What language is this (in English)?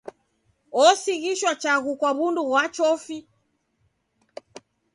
Taita